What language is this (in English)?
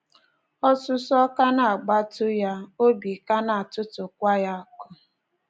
Igbo